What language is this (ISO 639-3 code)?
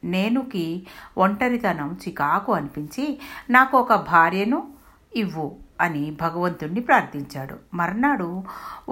tel